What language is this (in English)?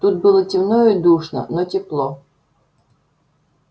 Russian